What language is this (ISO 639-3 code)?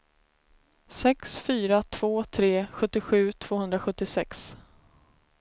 swe